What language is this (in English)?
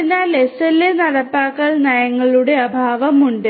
Malayalam